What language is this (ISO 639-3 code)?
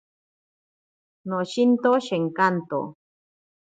prq